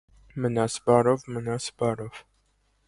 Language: Armenian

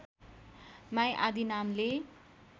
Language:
Nepali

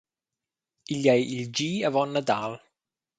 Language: Romansh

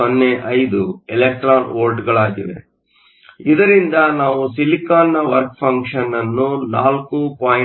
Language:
Kannada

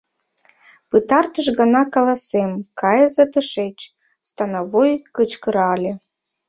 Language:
Mari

